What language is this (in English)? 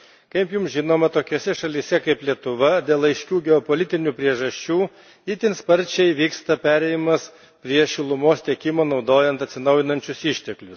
Lithuanian